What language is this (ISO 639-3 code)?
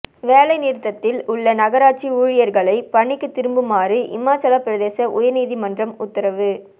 tam